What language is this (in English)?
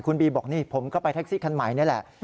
Thai